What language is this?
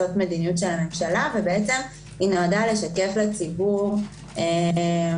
Hebrew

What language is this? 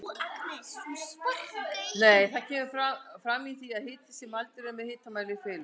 Icelandic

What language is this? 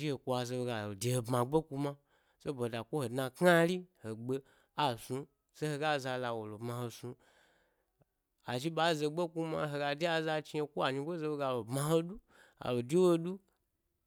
Gbari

